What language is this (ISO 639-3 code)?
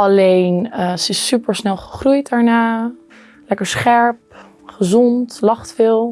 nld